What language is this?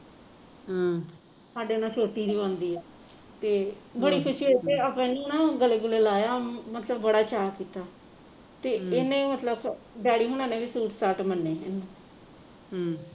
Punjabi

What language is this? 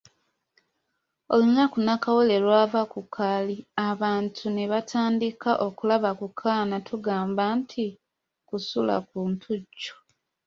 Ganda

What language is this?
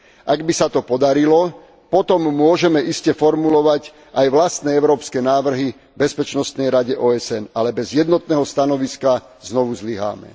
Slovak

